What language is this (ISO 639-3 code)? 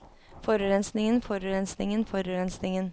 nor